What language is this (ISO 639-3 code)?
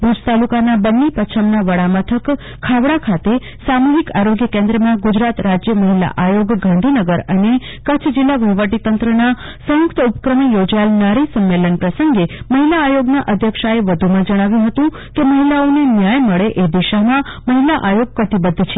guj